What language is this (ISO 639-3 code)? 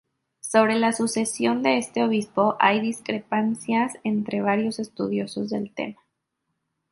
spa